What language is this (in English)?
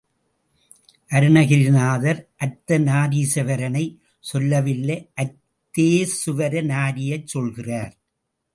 Tamil